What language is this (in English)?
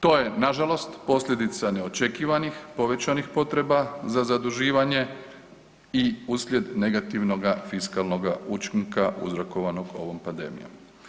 Croatian